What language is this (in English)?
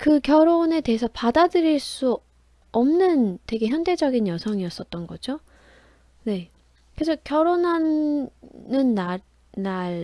Korean